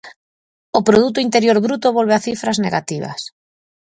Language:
Galician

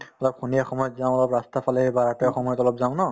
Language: Assamese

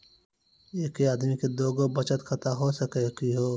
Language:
Maithili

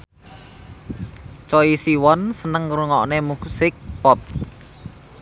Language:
Javanese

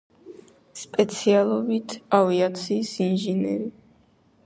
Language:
Georgian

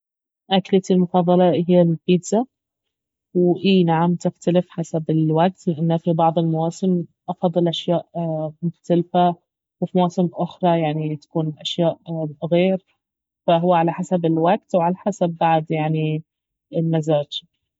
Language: Baharna Arabic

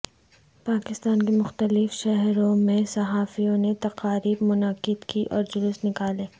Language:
Urdu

